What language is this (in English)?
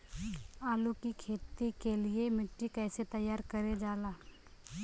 Bhojpuri